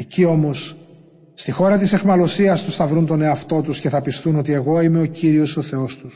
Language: Greek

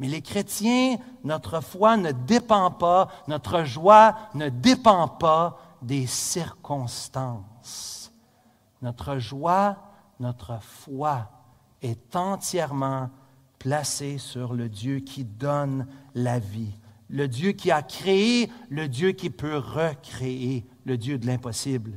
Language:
French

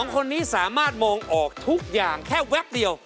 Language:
Thai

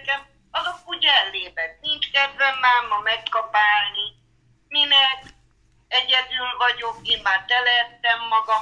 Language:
Hungarian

